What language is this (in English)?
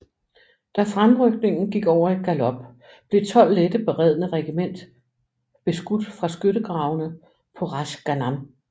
Danish